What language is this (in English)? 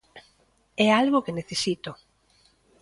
Galician